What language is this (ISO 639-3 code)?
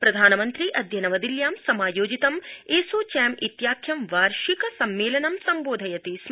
san